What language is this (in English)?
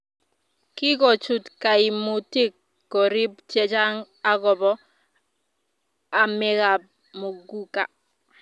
Kalenjin